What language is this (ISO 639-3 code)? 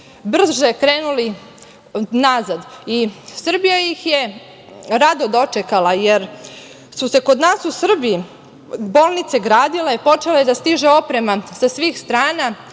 srp